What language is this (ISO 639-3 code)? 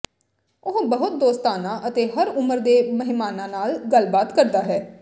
pan